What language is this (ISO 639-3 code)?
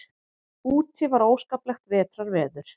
isl